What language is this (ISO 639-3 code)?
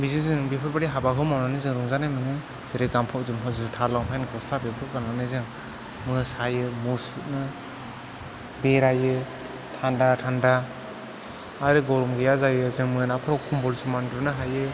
brx